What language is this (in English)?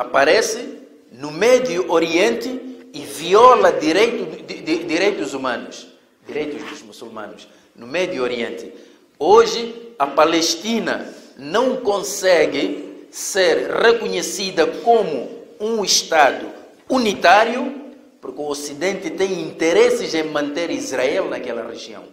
Portuguese